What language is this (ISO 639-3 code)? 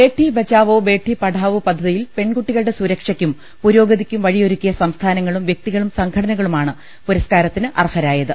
mal